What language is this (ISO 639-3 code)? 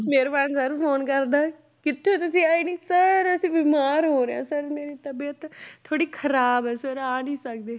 pan